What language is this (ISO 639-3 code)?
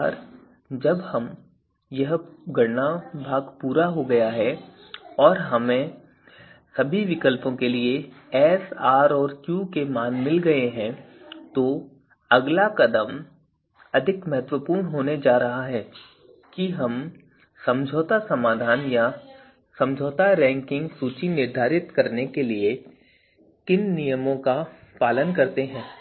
hin